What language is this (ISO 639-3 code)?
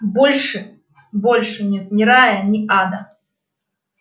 rus